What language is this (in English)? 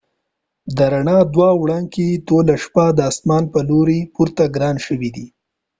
Pashto